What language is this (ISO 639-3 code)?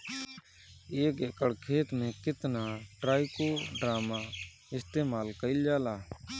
bho